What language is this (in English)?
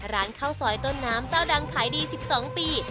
Thai